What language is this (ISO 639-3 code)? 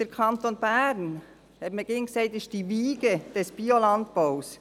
gsw